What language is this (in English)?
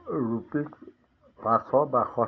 Assamese